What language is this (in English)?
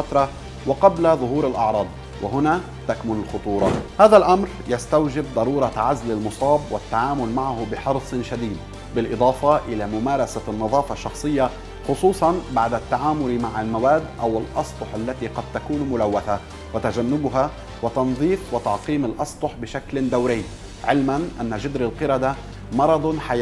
Arabic